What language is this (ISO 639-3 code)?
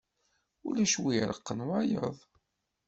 kab